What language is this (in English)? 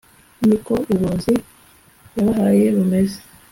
Kinyarwanda